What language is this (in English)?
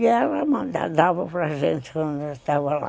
Portuguese